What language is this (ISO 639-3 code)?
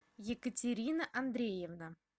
rus